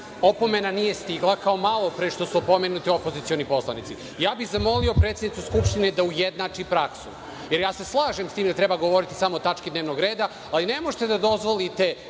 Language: Serbian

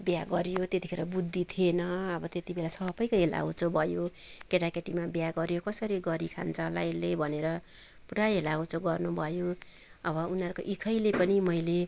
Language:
Nepali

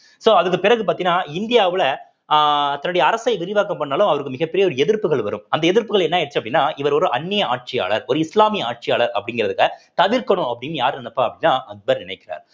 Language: Tamil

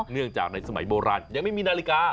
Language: Thai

